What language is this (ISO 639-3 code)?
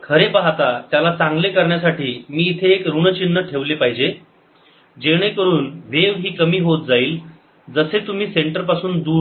mar